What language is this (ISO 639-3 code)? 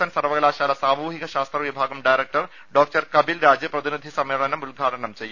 mal